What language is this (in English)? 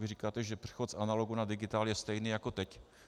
Czech